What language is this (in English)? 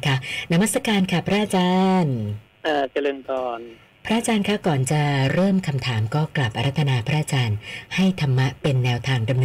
Thai